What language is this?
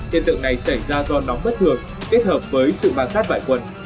Vietnamese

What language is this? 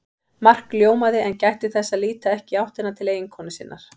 Icelandic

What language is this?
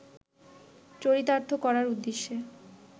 Bangla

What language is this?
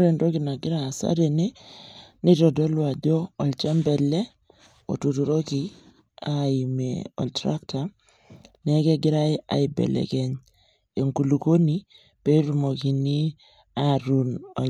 Masai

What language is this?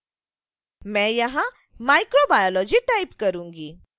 Hindi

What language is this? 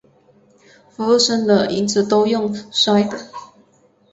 Chinese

